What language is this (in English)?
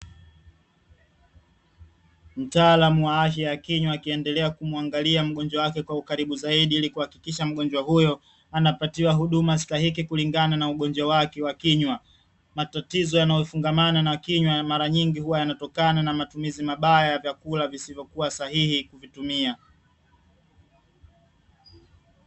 Swahili